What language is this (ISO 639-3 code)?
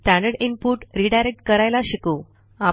mar